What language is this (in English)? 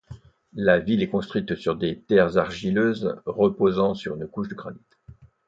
French